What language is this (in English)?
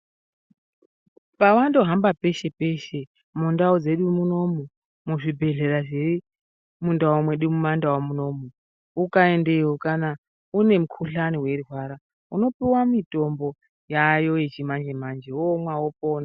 Ndau